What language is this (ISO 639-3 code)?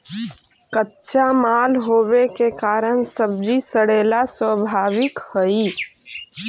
mag